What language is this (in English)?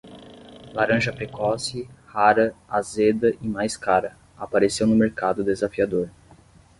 Portuguese